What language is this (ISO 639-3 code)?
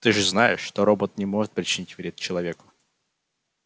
rus